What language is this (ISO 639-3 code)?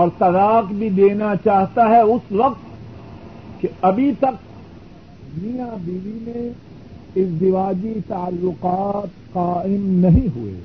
urd